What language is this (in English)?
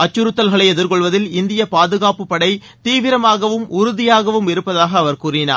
Tamil